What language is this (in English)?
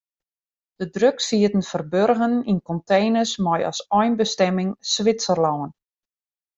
Western Frisian